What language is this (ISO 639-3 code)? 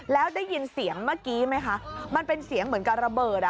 tha